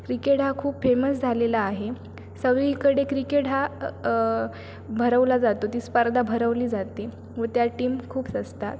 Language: Marathi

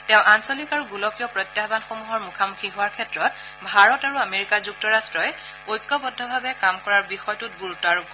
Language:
Assamese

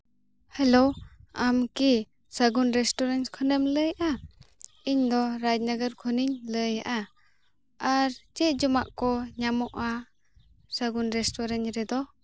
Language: Santali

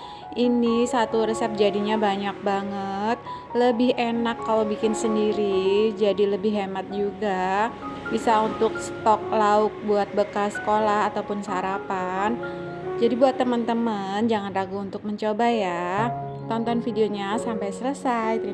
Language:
Indonesian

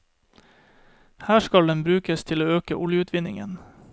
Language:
Norwegian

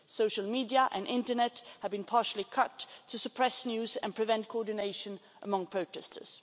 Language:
English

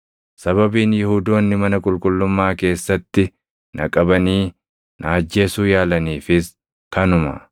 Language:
Oromo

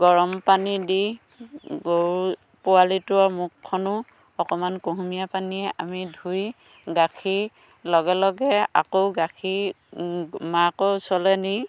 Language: Assamese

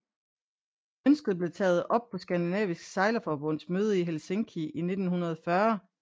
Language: Danish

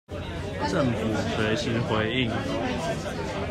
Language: Chinese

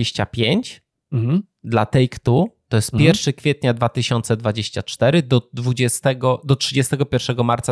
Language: Polish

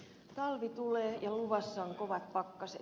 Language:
Finnish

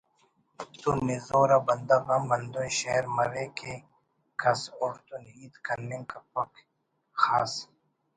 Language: Brahui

